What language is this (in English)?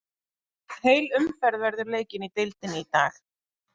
Icelandic